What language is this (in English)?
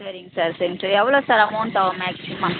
Tamil